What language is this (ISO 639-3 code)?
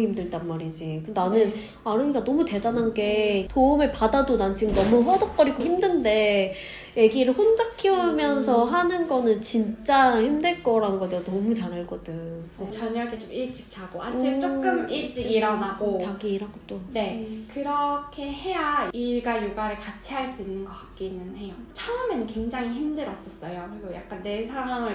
kor